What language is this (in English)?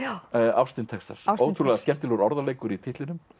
Icelandic